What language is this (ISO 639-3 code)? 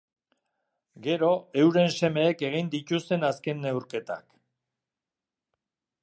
eus